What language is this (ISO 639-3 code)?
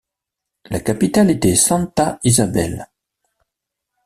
fra